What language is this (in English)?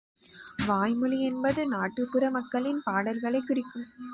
Tamil